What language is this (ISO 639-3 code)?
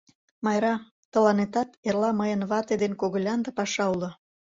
chm